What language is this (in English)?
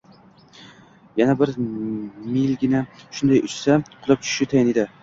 Uzbek